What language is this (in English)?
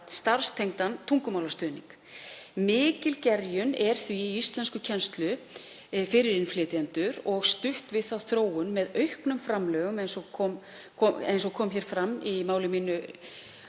Icelandic